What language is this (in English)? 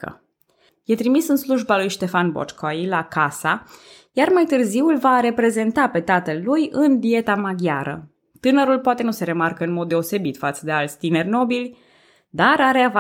Romanian